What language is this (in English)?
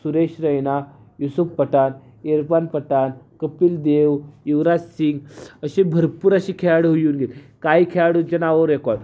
Marathi